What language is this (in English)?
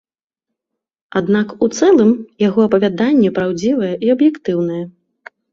Belarusian